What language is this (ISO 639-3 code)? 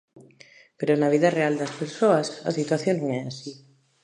glg